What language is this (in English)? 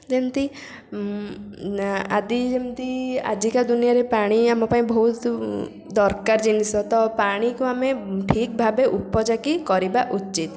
Odia